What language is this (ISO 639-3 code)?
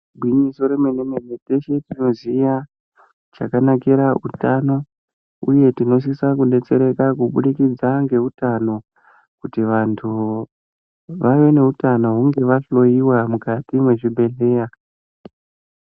ndc